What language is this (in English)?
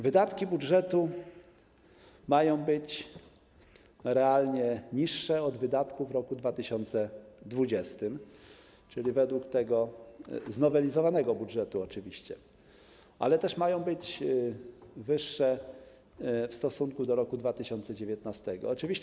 Polish